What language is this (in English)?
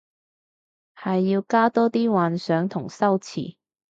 Cantonese